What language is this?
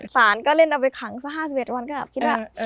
Thai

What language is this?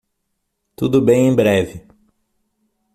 Portuguese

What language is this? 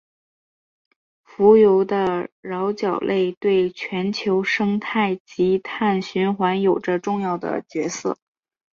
Chinese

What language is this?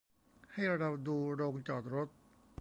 Thai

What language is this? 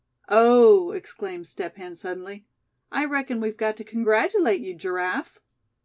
English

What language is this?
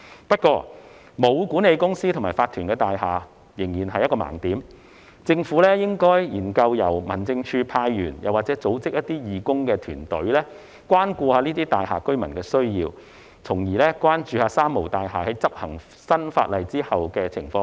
Cantonese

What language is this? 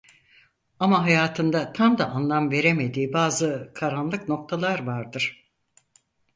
Turkish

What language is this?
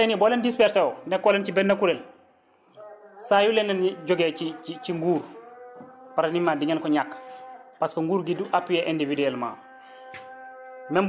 Wolof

